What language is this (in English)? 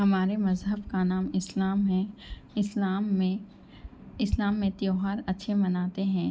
Urdu